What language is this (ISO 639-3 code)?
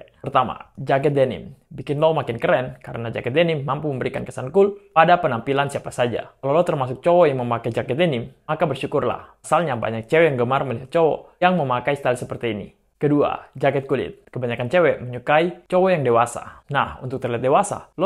ind